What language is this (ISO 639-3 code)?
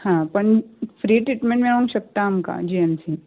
kok